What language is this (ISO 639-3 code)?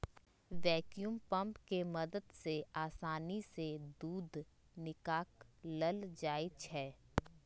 mag